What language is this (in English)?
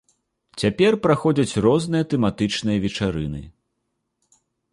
Belarusian